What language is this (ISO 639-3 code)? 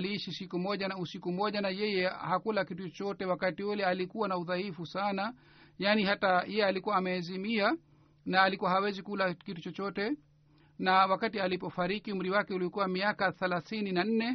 swa